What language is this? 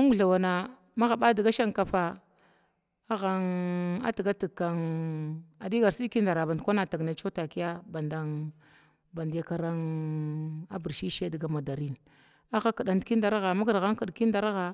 Glavda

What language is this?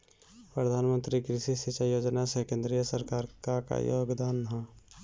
Bhojpuri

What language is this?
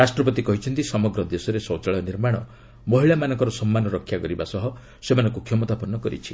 Odia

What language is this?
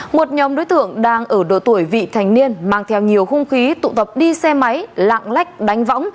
Vietnamese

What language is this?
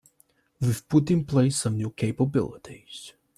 English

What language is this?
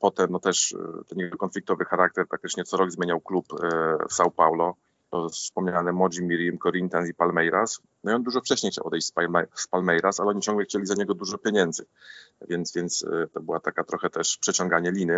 Polish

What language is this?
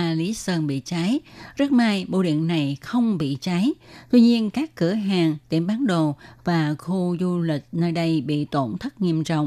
Vietnamese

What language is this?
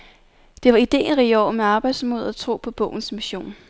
Danish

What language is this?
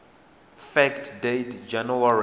Tsonga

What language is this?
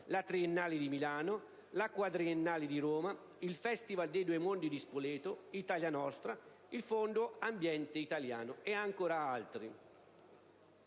Italian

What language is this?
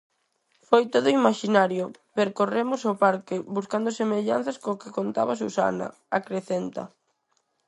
Galician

